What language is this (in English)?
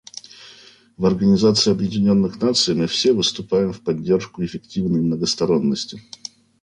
Russian